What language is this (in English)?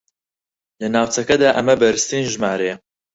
Central Kurdish